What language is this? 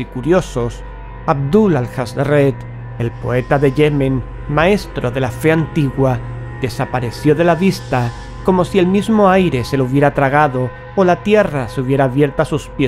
Spanish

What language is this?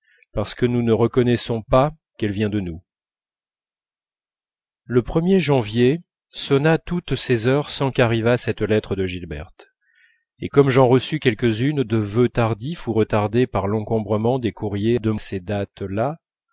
French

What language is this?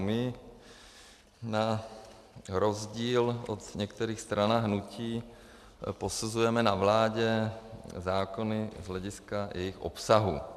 Czech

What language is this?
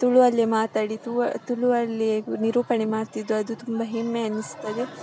Kannada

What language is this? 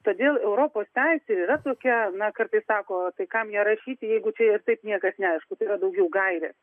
Lithuanian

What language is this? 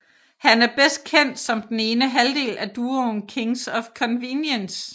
Danish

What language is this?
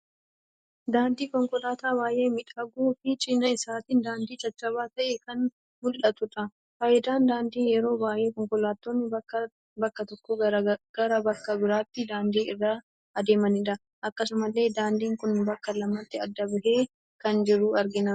Oromo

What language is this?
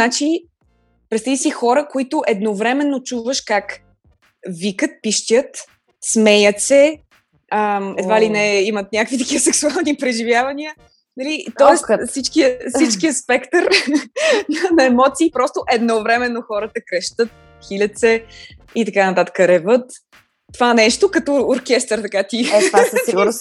Bulgarian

